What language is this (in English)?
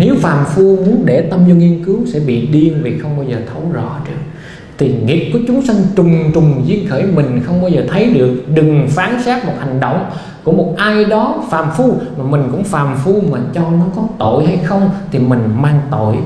Vietnamese